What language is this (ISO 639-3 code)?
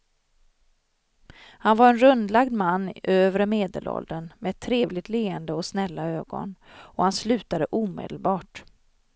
swe